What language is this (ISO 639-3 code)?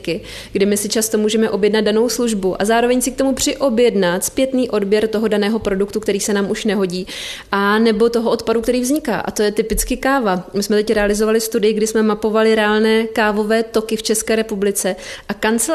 ces